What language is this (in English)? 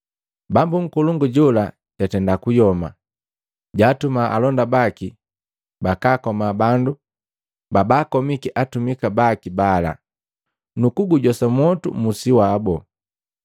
Matengo